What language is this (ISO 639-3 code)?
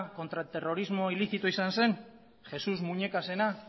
eus